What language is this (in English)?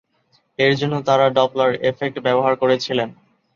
Bangla